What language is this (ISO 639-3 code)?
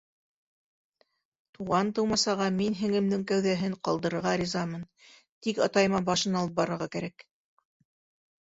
bak